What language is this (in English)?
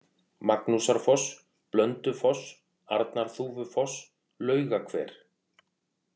Icelandic